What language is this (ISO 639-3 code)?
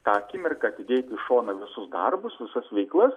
lit